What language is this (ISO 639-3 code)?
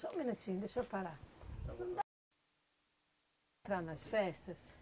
por